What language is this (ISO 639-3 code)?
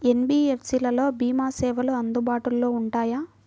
tel